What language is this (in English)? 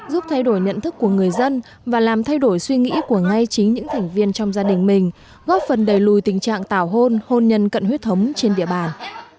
Vietnamese